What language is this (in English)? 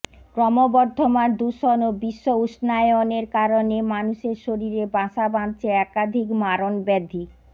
Bangla